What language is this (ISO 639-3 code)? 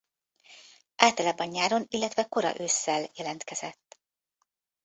hun